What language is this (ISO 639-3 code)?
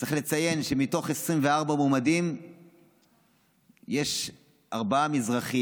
heb